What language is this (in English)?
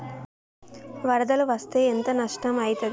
Telugu